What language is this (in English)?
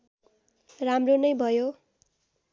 Nepali